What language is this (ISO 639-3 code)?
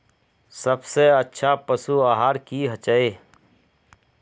mag